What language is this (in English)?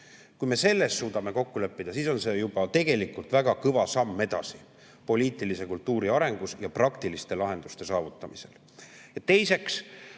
Estonian